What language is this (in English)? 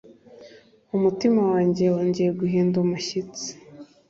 Kinyarwanda